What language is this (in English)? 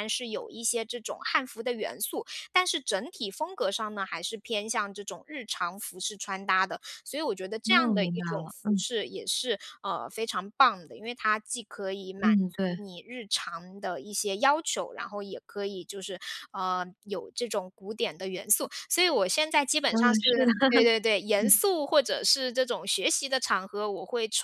Chinese